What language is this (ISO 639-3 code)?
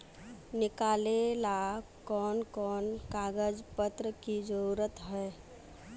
mag